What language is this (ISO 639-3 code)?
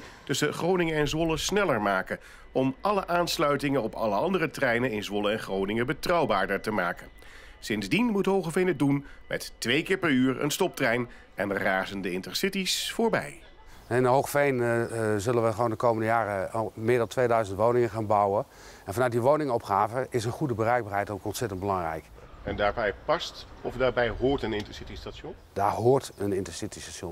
nld